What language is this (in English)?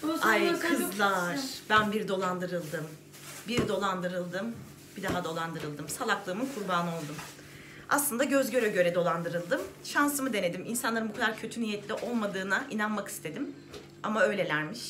Turkish